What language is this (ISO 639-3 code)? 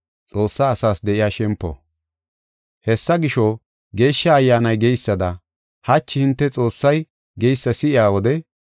gof